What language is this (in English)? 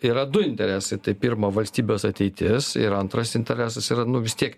Lithuanian